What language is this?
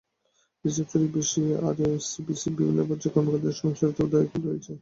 Bangla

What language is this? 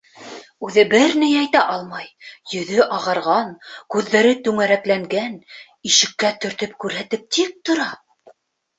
Bashkir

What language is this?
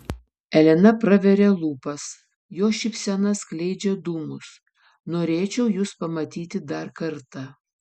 Lithuanian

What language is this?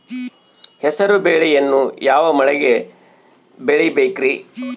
Kannada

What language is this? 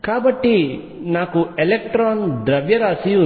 Telugu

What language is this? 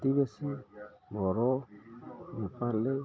Assamese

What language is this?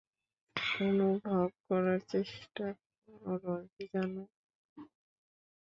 Bangla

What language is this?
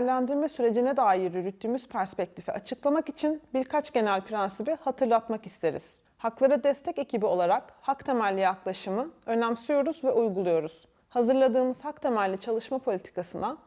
Turkish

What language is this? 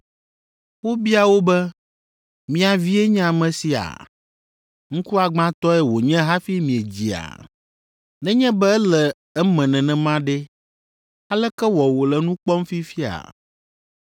Ewe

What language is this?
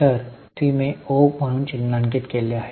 Marathi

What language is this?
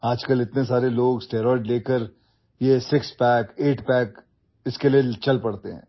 Assamese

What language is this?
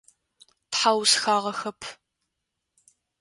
Adyghe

